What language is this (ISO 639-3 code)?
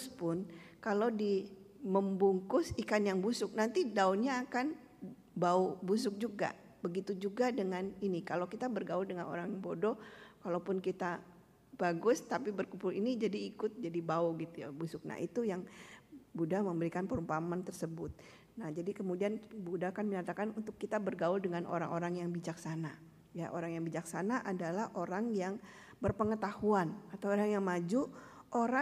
ind